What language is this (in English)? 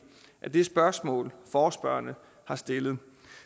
Danish